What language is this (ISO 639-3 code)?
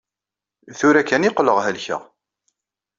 kab